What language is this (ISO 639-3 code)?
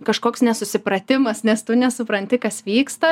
lit